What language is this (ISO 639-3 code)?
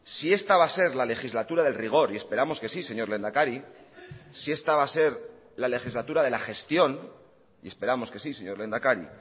spa